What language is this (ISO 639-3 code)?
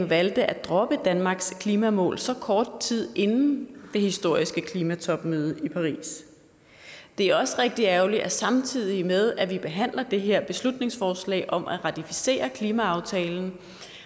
dan